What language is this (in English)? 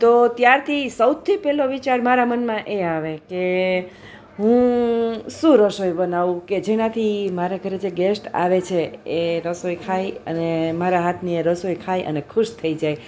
Gujarati